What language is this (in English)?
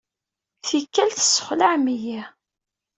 Kabyle